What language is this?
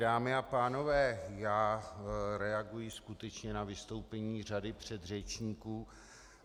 Czech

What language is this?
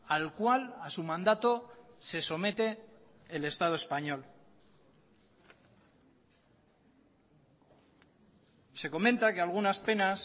Spanish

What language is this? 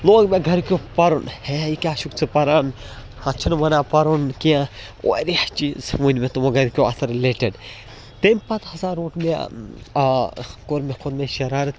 Kashmiri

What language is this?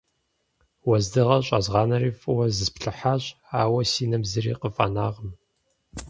Kabardian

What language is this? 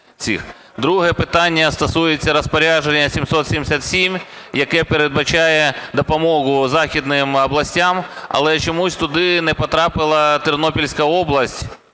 Ukrainian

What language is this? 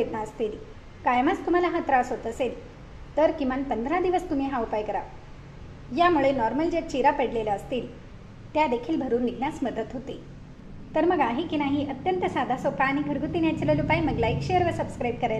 Hindi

